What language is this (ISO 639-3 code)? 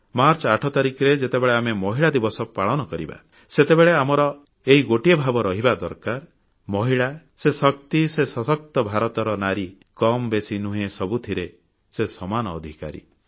ori